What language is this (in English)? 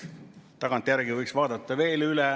Estonian